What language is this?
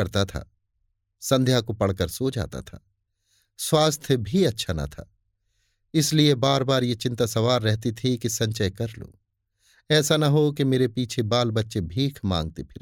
Hindi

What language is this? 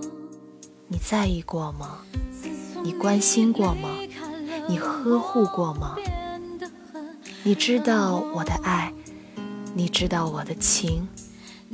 Chinese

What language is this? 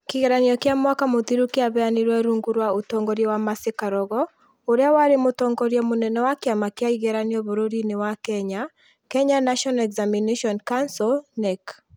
Kikuyu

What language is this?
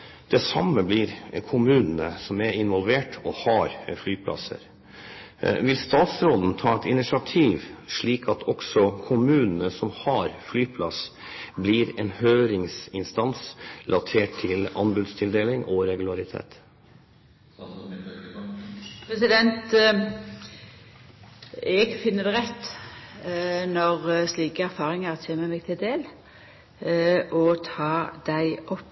Norwegian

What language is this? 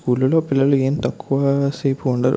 Telugu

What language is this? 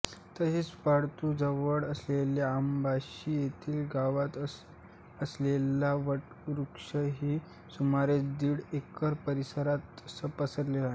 Marathi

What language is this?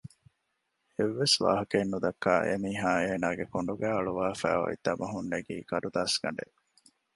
Divehi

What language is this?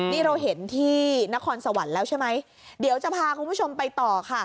Thai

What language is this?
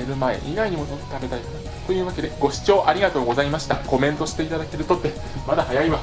Japanese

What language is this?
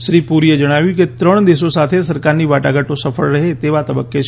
Gujarati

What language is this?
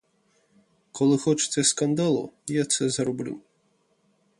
Ukrainian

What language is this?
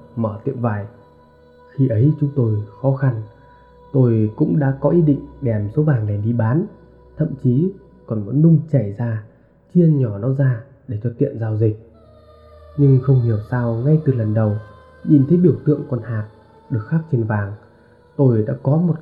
Vietnamese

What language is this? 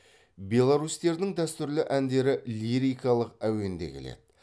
Kazakh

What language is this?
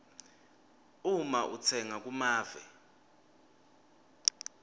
Swati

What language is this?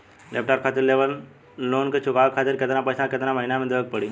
Bhojpuri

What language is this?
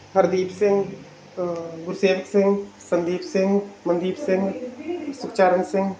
Punjabi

